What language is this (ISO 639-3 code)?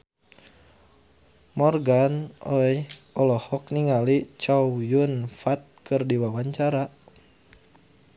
sun